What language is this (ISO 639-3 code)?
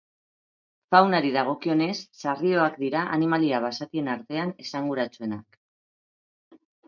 eus